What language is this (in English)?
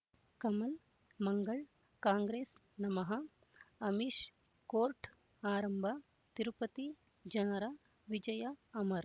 Kannada